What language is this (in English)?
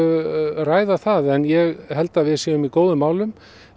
Icelandic